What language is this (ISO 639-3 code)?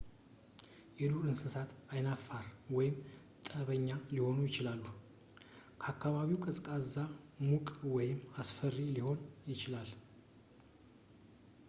amh